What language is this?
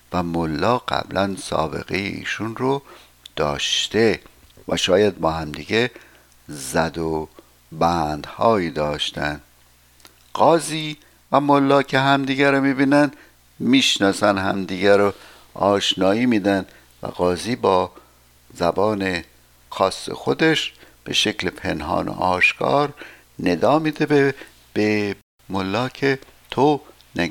Persian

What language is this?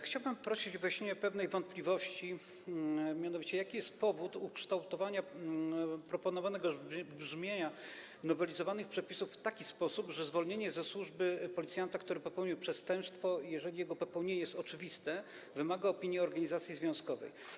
Polish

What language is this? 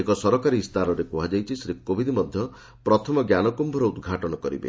Odia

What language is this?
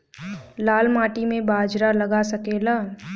Bhojpuri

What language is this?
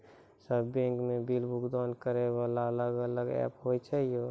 Maithili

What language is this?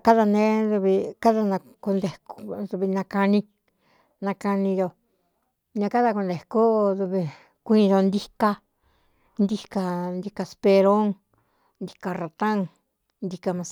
Cuyamecalco Mixtec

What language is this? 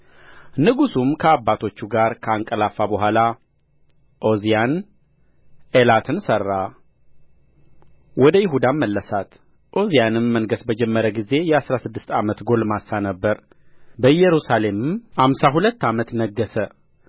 Amharic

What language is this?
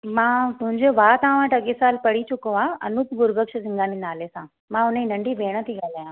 Sindhi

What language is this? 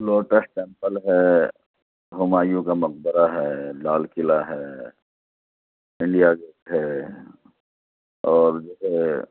Urdu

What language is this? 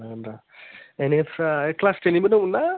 Bodo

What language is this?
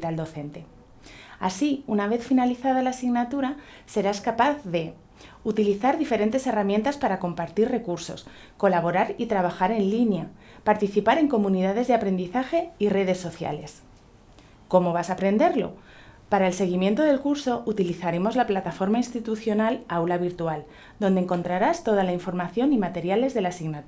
Spanish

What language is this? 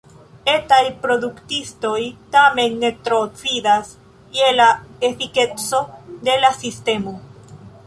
Esperanto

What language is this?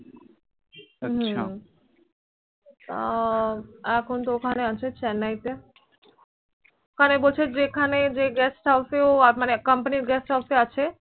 Bangla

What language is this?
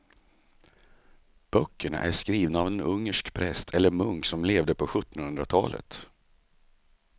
Swedish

